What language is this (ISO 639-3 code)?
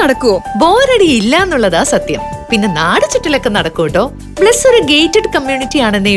mal